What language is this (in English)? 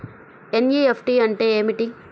Telugu